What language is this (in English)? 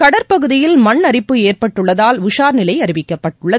Tamil